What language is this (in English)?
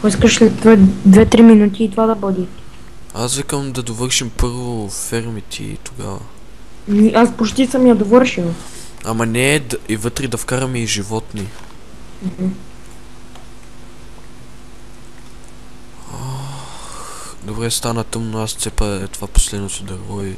Bulgarian